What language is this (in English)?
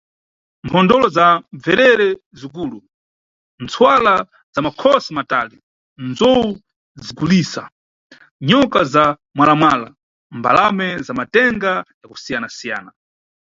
Nyungwe